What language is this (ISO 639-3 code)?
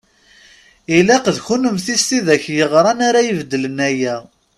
kab